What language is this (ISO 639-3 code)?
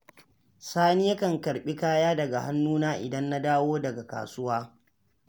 hau